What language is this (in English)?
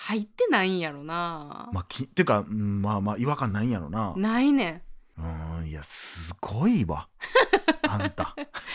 Japanese